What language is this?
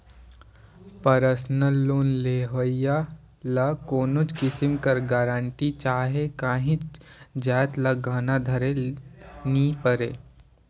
Chhattisgarhi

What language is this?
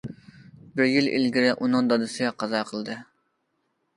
Uyghur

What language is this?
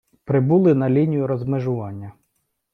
Ukrainian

